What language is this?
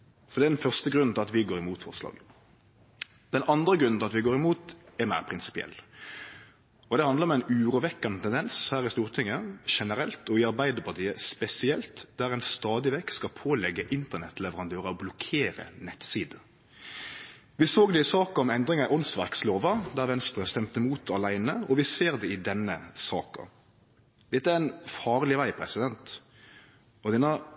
Norwegian Nynorsk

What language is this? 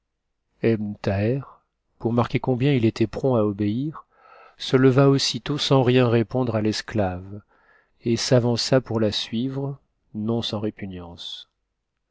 French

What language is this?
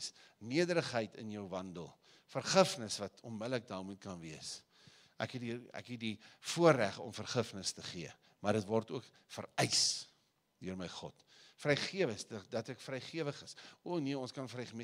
Dutch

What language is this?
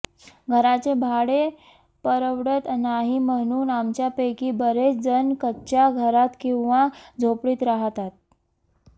Marathi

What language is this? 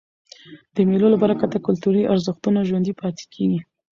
Pashto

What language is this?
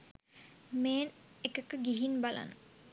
Sinhala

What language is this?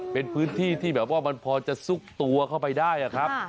Thai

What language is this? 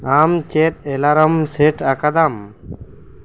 Santali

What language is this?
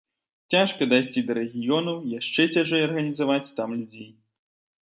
Belarusian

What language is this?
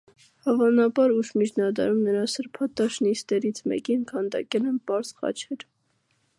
Armenian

